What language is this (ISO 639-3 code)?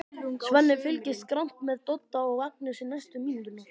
isl